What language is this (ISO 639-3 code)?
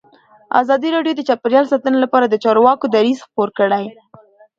pus